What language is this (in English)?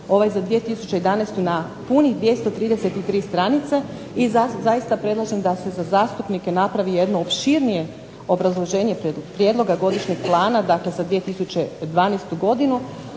Croatian